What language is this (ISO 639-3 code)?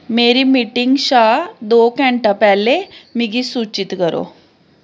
doi